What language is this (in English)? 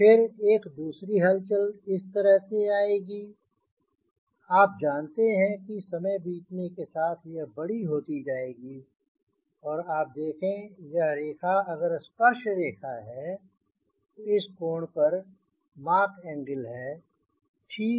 Hindi